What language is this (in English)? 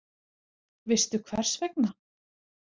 Icelandic